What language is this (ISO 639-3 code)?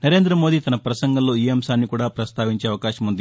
tel